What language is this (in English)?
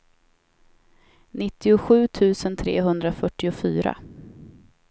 Swedish